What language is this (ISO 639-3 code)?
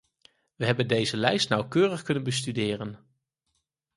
nld